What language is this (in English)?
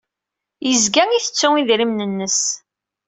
Kabyle